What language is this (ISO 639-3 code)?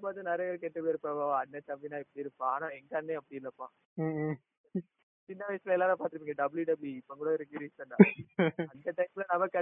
tam